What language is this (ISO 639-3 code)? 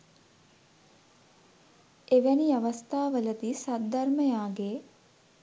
sin